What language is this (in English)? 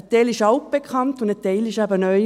Swiss German